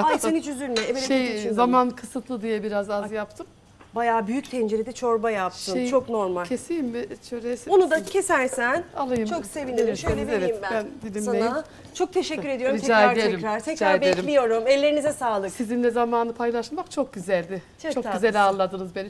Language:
Turkish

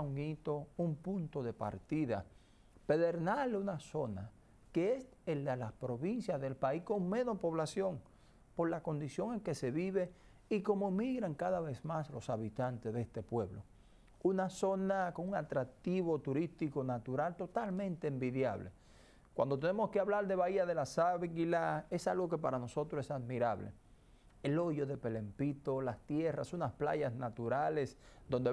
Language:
Spanish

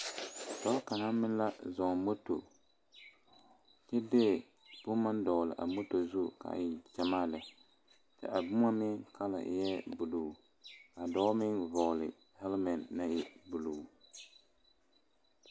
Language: Southern Dagaare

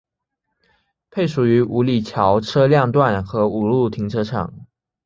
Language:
Chinese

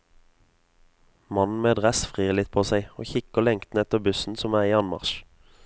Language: Norwegian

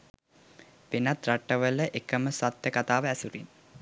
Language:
Sinhala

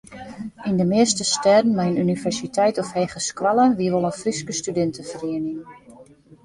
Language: Western Frisian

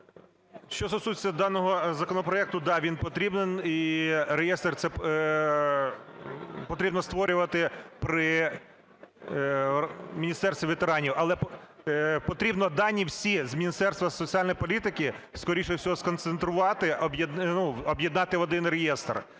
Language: Ukrainian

